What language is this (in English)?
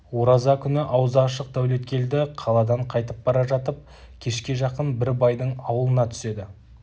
Kazakh